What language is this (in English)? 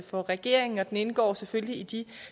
Danish